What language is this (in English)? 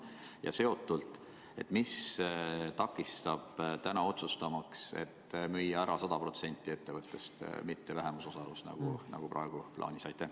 Estonian